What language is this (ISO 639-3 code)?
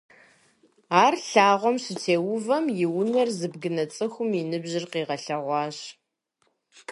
kbd